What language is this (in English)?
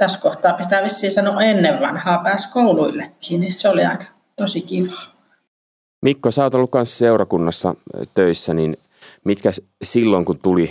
Finnish